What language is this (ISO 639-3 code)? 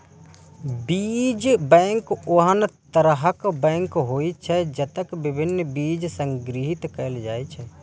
mai